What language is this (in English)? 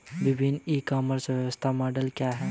Hindi